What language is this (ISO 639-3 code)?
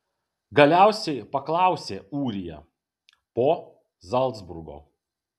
lit